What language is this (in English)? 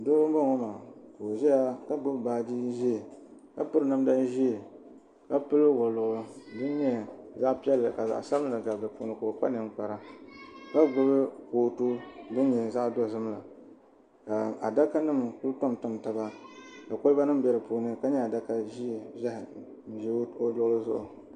Dagbani